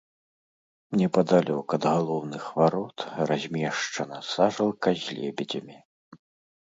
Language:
Belarusian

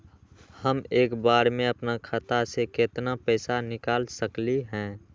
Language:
Magahi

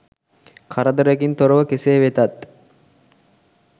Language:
Sinhala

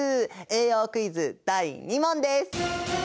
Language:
Japanese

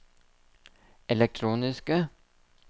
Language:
Norwegian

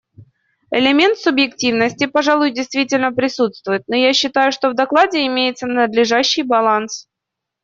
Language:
Russian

